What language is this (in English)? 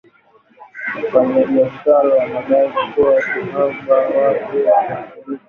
Swahili